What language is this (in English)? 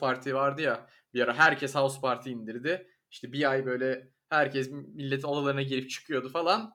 Turkish